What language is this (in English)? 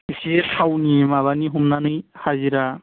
Bodo